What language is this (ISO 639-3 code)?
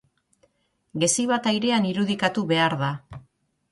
eus